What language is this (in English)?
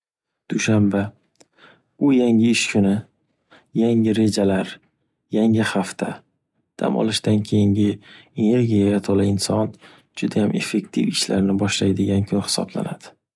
Uzbek